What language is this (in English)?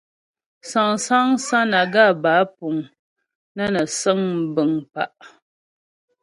Ghomala